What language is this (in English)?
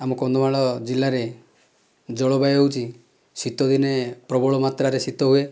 Odia